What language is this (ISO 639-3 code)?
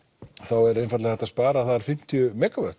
isl